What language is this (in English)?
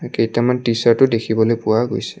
Assamese